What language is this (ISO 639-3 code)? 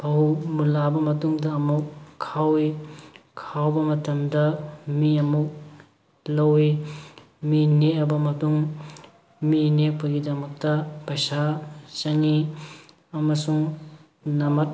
mni